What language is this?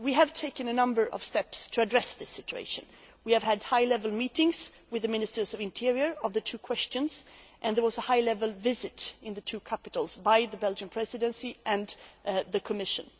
English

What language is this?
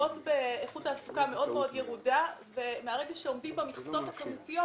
Hebrew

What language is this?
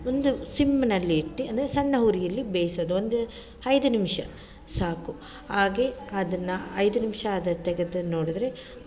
Kannada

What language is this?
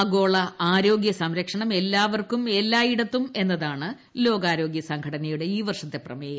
Malayalam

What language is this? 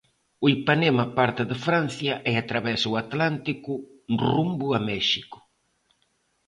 Galician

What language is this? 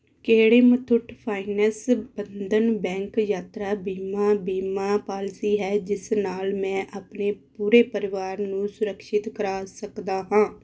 Punjabi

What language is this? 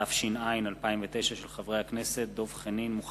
Hebrew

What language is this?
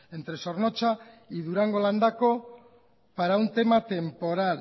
Spanish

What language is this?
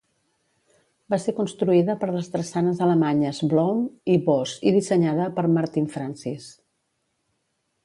Catalan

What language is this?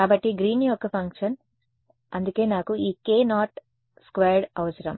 Telugu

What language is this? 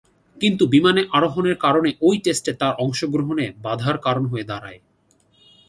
Bangla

